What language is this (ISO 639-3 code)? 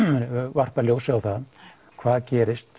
isl